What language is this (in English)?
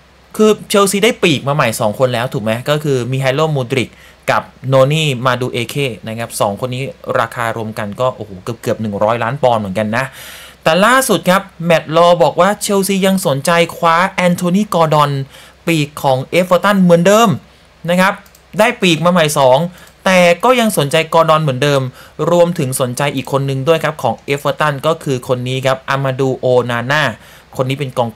Thai